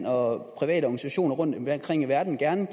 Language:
Danish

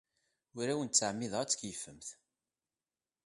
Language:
Kabyle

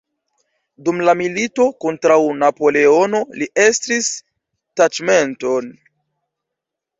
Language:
Esperanto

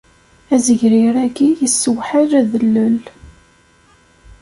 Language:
Kabyle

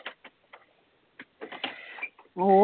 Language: Punjabi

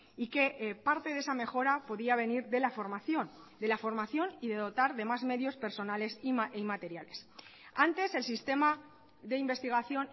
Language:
Spanish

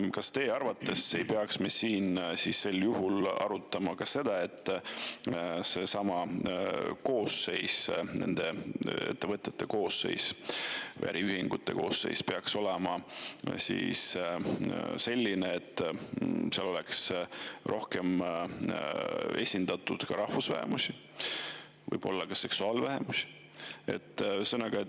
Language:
Estonian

